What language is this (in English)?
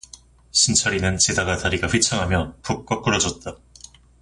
Korean